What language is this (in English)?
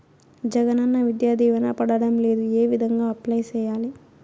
Telugu